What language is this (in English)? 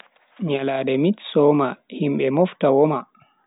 Bagirmi Fulfulde